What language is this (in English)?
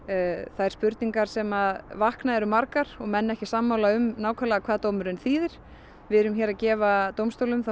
Icelandic